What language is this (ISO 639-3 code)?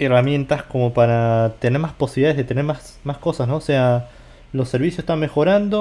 spa